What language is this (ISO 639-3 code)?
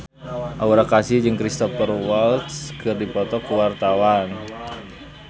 sun